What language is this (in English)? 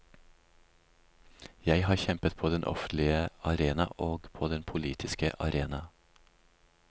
Norwegian